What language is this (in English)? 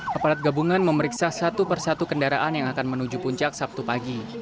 Indonesian